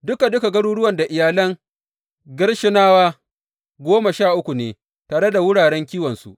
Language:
Hausa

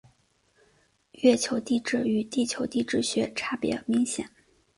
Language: Chinese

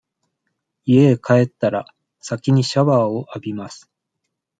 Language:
Japanese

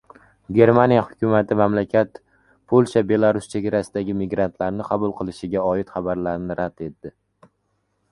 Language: Uzbek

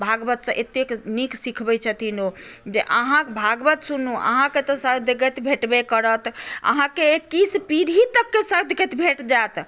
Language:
Maithili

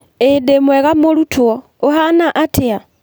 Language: Kikuyu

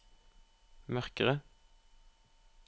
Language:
Norwegian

